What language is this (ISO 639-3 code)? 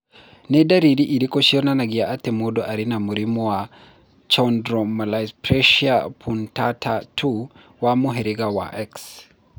kik